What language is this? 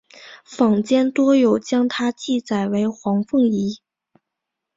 Chinese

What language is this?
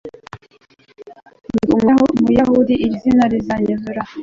Kinyarwanda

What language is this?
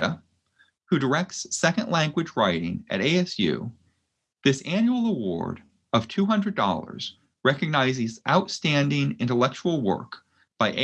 English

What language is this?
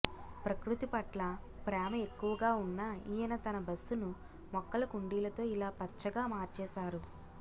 Telugu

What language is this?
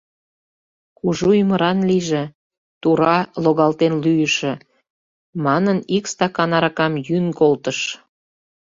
Mari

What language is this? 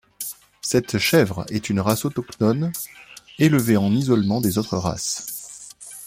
French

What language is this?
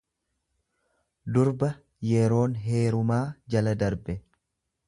Oromo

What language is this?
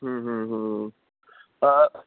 Sindhi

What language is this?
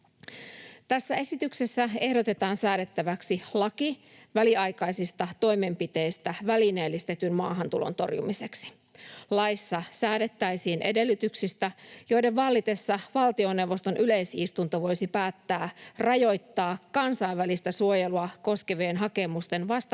Finnish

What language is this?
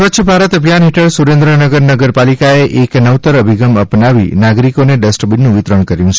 Gujarati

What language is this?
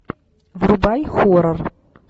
Russian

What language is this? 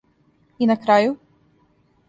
Serbian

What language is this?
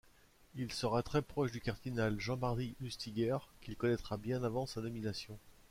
French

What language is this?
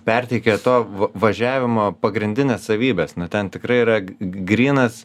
Lithuanian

